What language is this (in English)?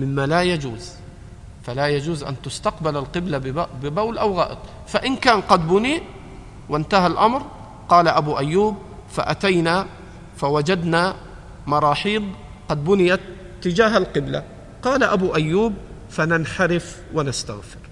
Arabic